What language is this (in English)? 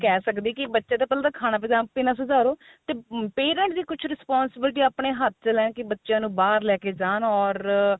Punjabi